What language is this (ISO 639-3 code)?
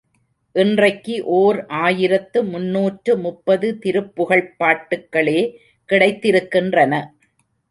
tam